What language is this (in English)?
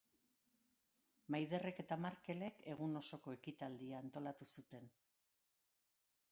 Basque